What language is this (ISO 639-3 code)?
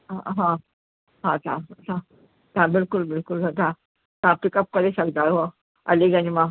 snd